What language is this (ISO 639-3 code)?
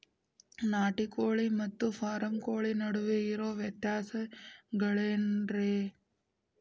kan